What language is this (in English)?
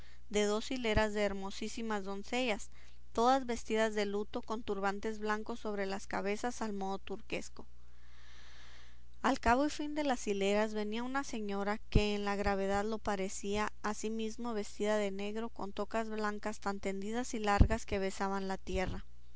Spanish